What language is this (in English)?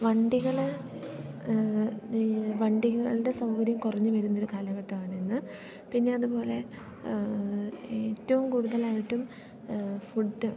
Malayalam